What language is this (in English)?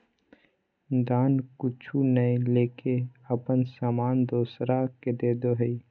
Magahi